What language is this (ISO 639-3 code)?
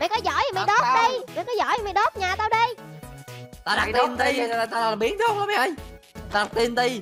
vie